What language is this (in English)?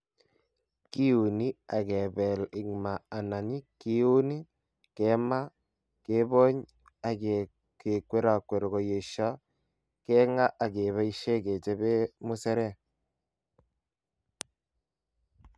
Kalenjin